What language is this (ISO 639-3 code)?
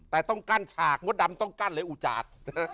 tha